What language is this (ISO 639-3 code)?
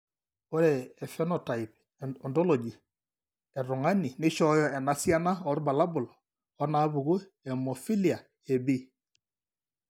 mas